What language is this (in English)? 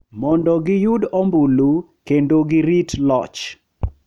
Luo (Kenya and Tanzania)